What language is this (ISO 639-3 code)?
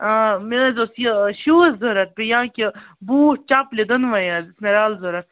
kas